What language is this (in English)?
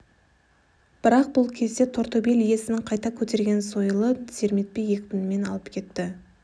Kazakh